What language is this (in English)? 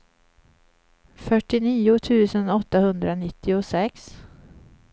Swedish